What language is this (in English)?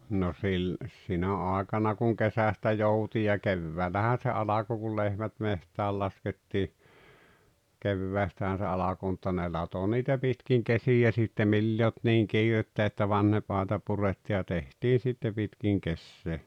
Finnish